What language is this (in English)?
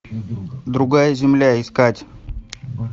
Russian